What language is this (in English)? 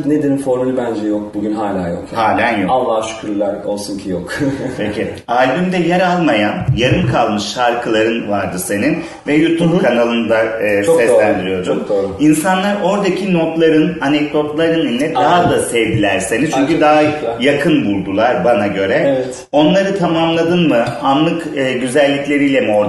Turkish